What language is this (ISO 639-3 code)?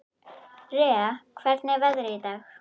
isl